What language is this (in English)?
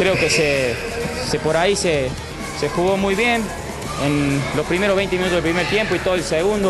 Spanish